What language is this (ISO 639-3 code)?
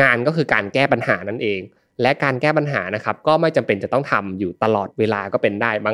tha